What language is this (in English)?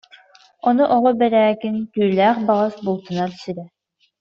Yakut